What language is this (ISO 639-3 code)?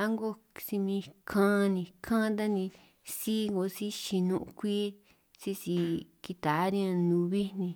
trq